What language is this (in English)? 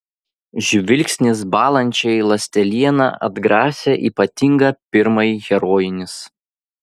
Lithuanian